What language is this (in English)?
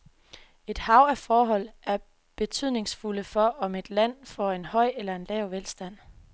Danish